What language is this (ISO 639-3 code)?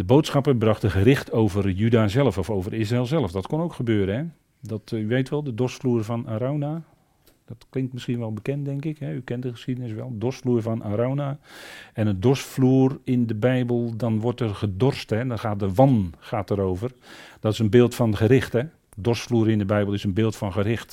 nld